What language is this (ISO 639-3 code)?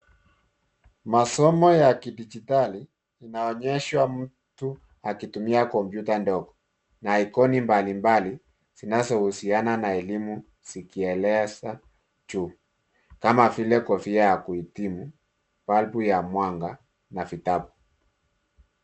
swa